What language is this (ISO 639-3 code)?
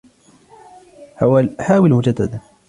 ara